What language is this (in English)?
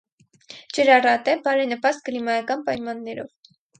Armenian